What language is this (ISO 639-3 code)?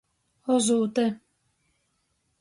ltg